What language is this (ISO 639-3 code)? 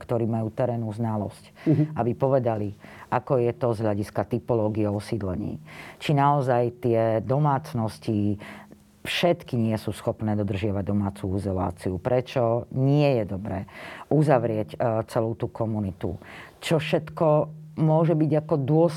slk